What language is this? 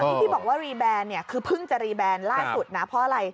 Thai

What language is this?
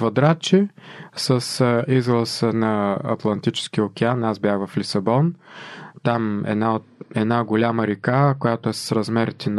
Bulgarian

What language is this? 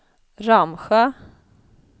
Swedish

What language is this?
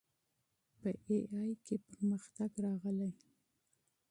Pashto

